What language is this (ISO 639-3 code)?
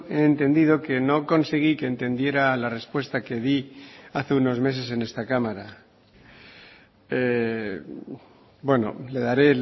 spa